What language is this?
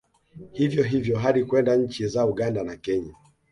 Swahili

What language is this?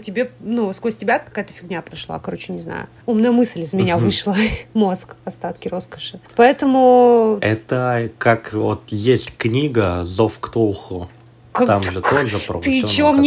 Russian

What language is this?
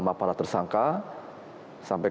Indonesian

